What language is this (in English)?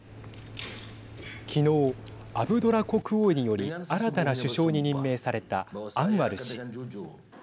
Japanese